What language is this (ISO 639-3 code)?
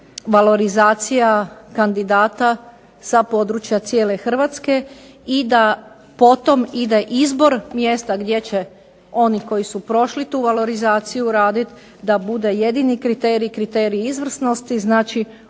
hrv